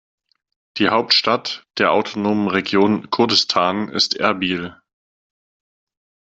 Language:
German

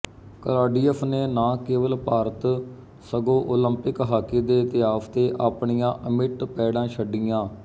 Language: Punjabi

